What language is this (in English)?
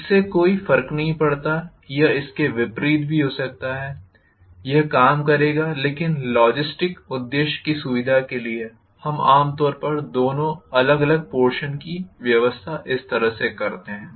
Hindi